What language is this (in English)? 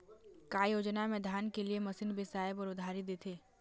Chhattisgarhi